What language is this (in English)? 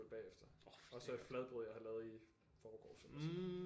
Danish